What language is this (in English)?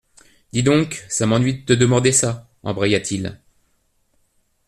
French